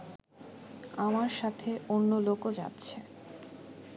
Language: Bangla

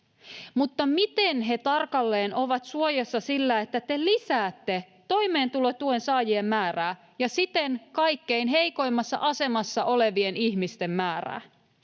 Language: Finnish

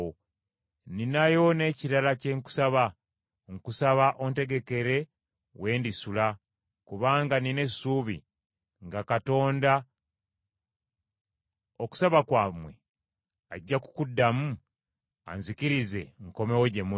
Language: Ganda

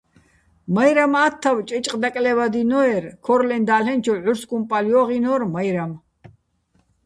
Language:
Bats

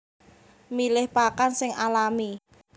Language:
Javanese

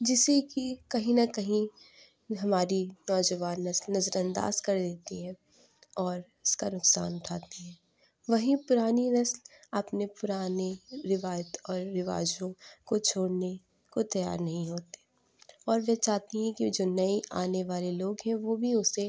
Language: Urdu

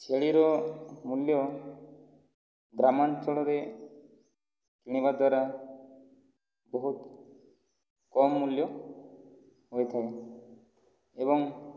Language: Odia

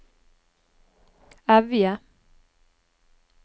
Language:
Norwegian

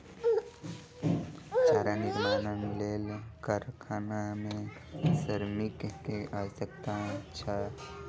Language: Maithili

